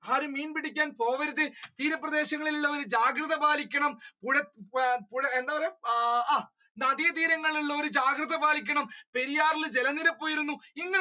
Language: Malayalam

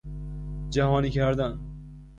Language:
Persian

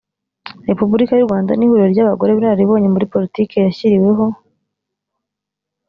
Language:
Kinyarwanda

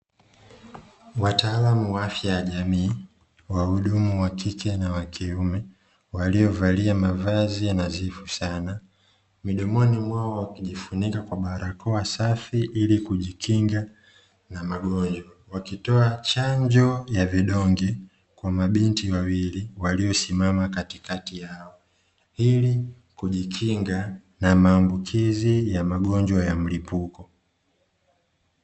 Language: Swahili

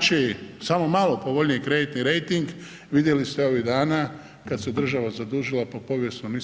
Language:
Croatian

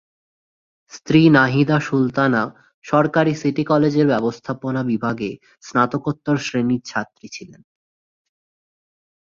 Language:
Bangla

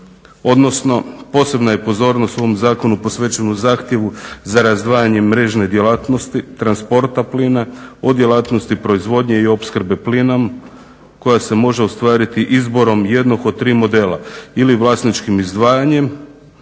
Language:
Croatian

